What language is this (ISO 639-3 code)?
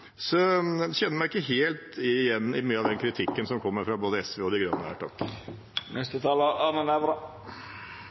nob